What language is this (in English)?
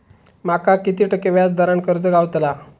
Marathi